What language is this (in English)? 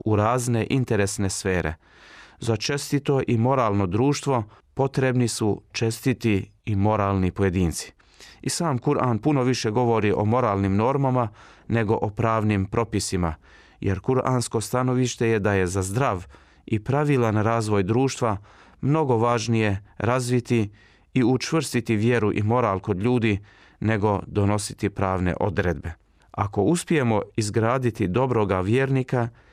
Croatian